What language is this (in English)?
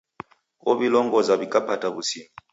Taita